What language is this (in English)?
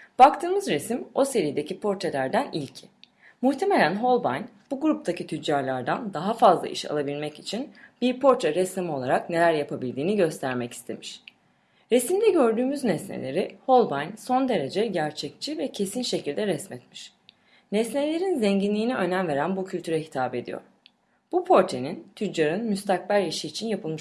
Turkish